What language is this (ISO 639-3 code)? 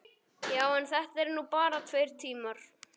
isl